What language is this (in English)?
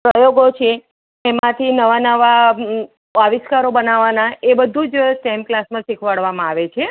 Gujarati